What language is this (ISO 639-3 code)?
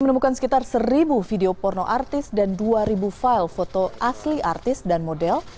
ind